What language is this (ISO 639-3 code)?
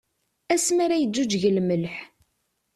kab